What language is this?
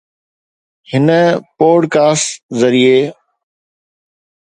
Sindhi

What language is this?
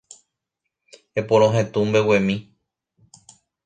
Guarani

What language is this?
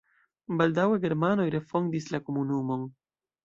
Esperanto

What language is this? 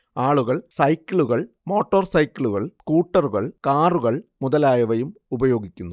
Malayalam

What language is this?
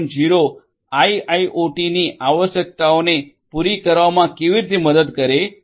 Gujarati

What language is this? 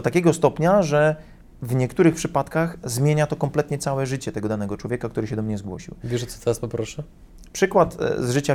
Polish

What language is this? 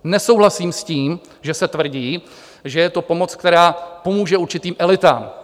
Czech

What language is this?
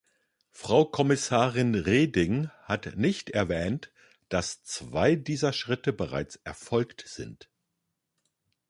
German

